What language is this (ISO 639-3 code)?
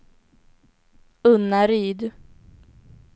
swe